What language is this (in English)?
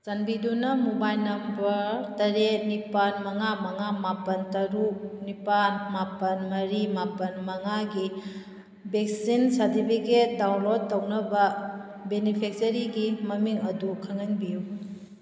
Manipuri